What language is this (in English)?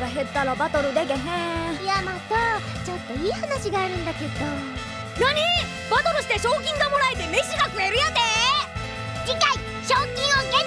Spanish